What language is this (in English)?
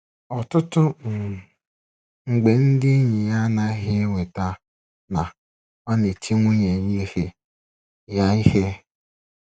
Igbo